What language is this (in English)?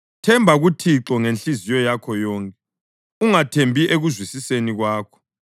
North Ndebele